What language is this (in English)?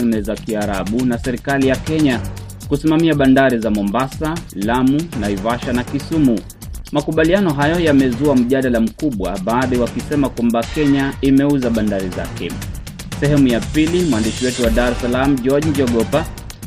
Swahili